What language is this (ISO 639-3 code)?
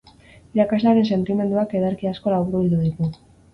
eus